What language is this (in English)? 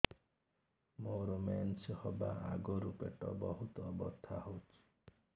Odia